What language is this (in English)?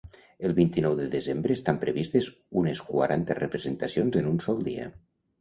Catalan